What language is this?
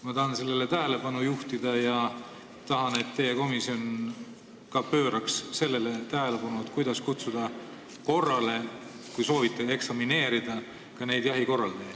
Estonian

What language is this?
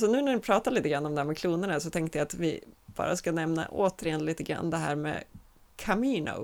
Swedish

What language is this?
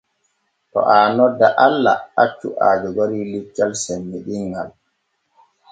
Borgu Fulfulde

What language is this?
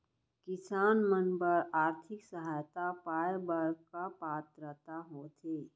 Chhattisgarhi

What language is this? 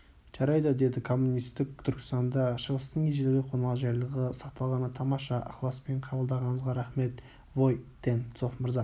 Kazakh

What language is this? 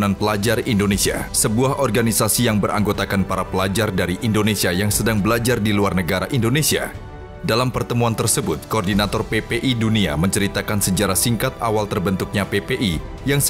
Indonesian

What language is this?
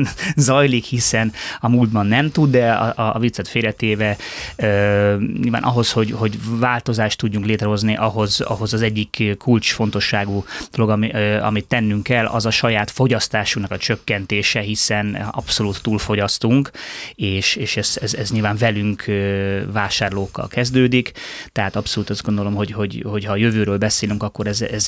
Hungarian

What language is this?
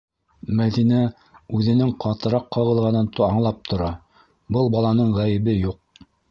Bashkir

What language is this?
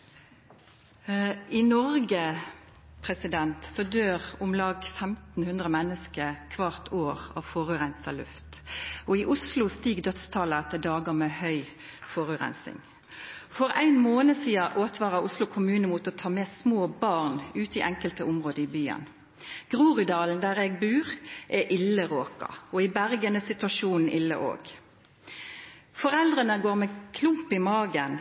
Norwegian Nynorsk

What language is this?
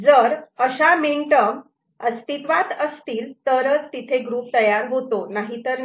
Marathi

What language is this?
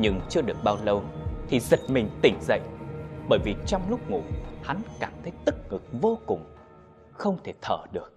Vietnamese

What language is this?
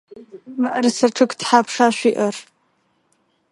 Adyghe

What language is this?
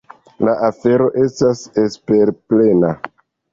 Esperanto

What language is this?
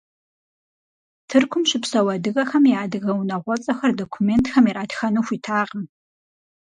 Kabardian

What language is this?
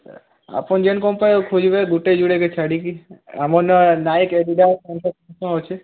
Odia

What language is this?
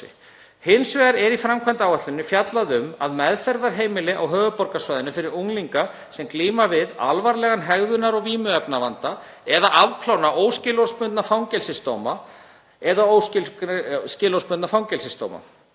Icelandic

